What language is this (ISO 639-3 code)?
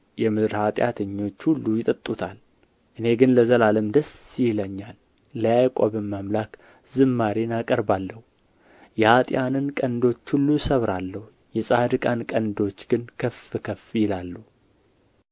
amh